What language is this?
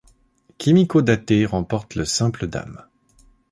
French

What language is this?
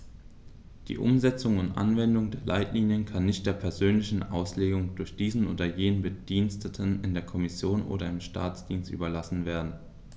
German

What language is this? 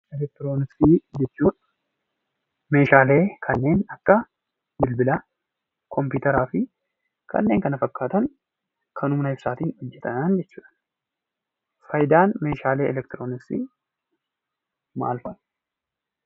Oromo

